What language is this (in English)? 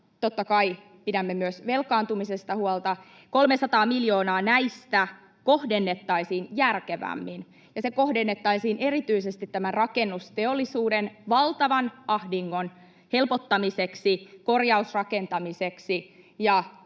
Finnish